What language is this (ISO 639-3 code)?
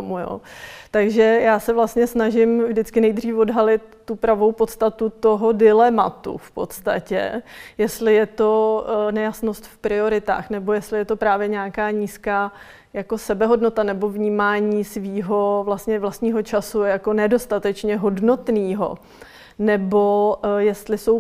ces